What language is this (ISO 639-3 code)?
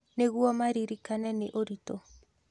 kik